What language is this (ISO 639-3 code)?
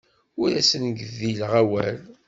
kab